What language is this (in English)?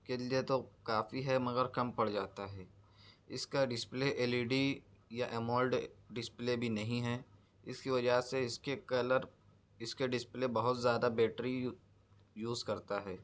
Urdu